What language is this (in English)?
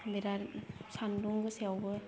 Bodo